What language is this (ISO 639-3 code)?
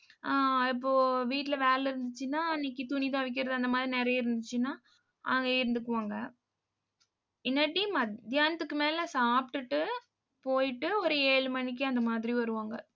tam